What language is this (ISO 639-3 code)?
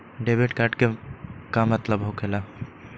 mag